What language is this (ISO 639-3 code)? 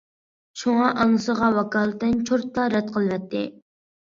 uig